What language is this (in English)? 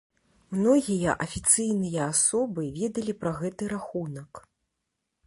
Belarusian